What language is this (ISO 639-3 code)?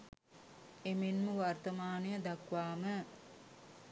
sin